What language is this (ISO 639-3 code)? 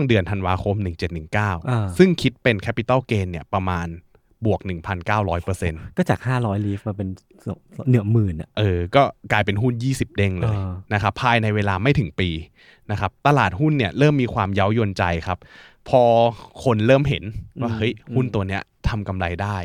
tha